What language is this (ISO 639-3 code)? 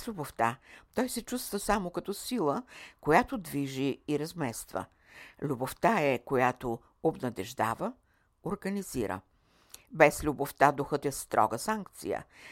bul